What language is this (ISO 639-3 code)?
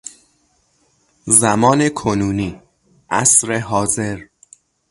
fas